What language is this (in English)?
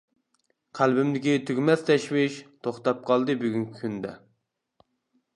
Uyghur